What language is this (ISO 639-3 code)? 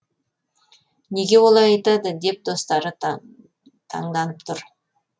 kaz